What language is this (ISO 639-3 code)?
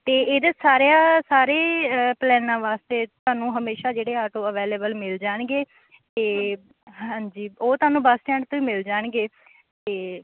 pan